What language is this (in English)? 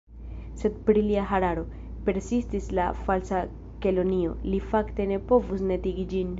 Esperanto